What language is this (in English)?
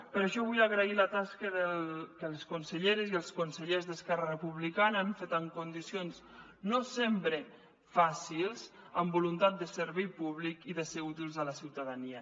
Catalan